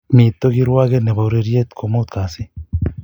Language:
Kalenjin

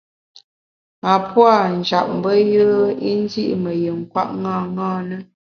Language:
Bamun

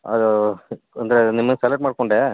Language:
Kannada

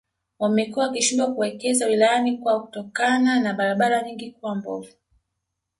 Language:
Swahili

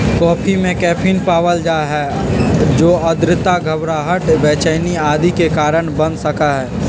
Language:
Magahi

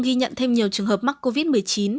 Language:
Vietnamese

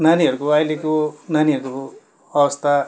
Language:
Nepali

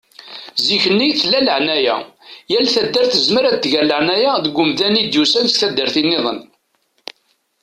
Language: Kabyle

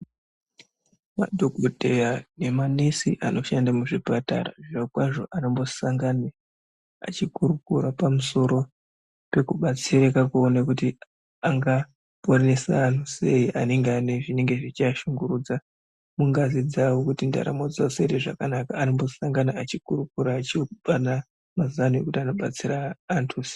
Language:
Ndau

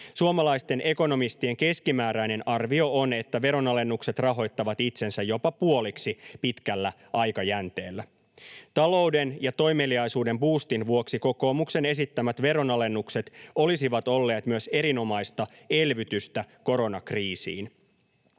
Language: Finnish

